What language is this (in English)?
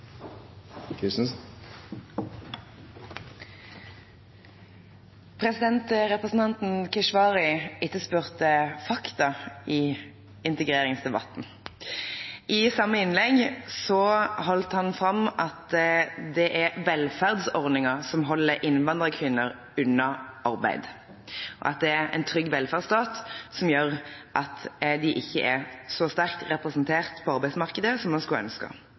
Norwegian